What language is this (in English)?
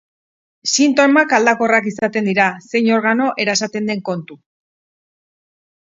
Basque